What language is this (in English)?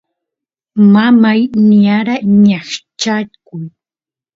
Santiago del Estero Quichua